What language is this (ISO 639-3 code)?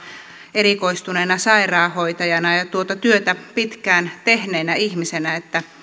fin